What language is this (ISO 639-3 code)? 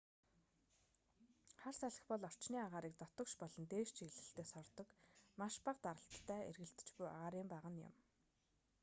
mon